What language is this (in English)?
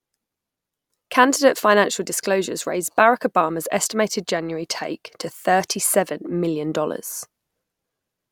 English